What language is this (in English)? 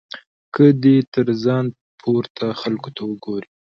Pashto